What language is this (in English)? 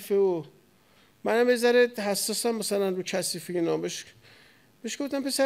Persian